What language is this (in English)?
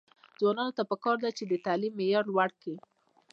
Pashto